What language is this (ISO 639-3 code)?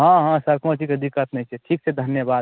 mai